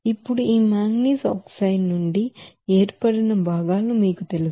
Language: Telugu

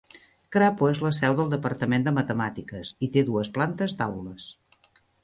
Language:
Catalan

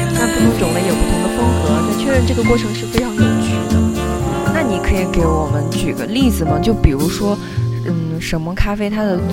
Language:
Chinese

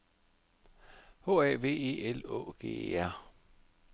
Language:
Danish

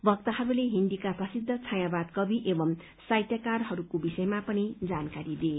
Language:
Nepali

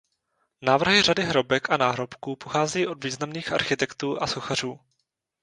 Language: Czech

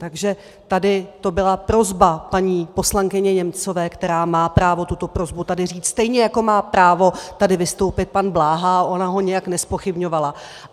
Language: Czech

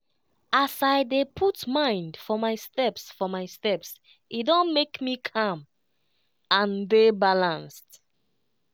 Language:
Nigerian Pidgin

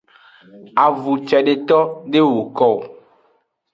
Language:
Aja (Benin)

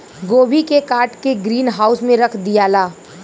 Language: Bhojpuri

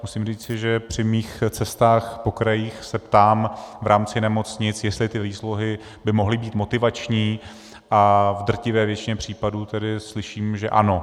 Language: Czech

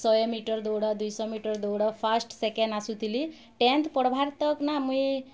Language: Odia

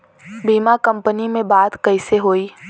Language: Bhojpuri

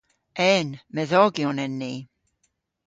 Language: Cornish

